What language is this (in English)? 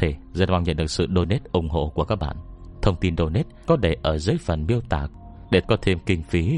Vietnamese